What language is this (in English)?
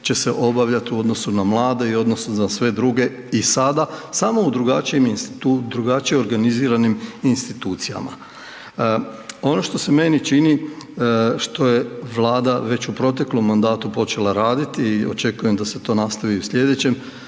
Croatian